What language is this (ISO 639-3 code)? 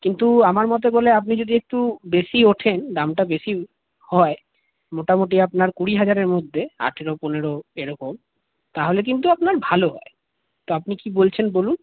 ben